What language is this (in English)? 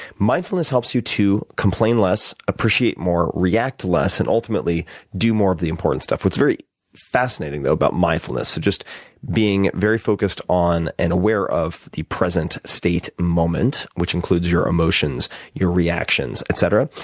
English